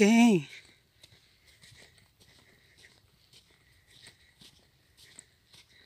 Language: Portuguese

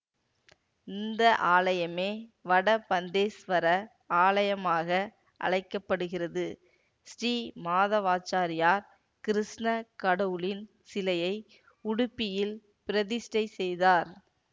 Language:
Tamil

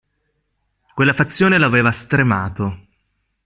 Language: Italian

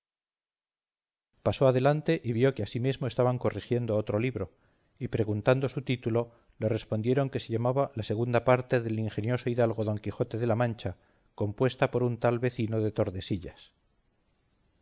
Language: Spanish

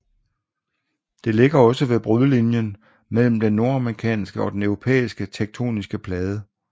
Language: Danish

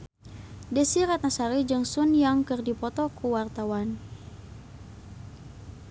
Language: Sundanese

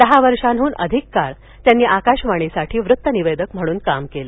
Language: Marathi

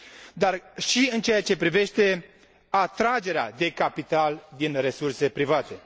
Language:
Romanian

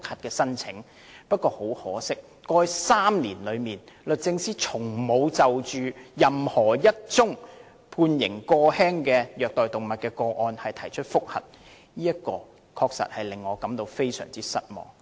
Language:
Cantonese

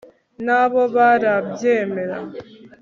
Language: Kinyarwanda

